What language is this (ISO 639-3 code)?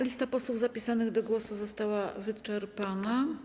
pol